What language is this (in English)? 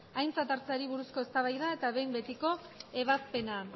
Basque